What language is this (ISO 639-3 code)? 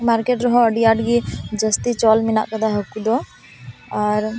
sat